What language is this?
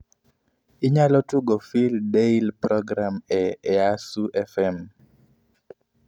Luo (Kenya and Tanzania)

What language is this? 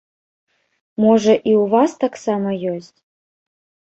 Belarusian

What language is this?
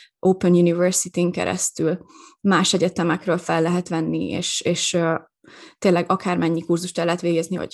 Hungarian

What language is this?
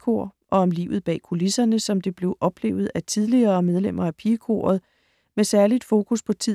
Danish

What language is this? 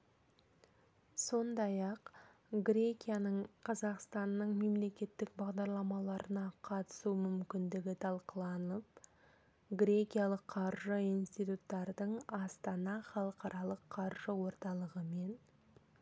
Kazakh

